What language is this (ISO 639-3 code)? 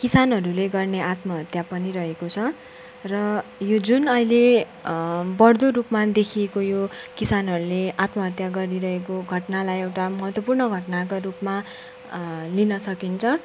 nep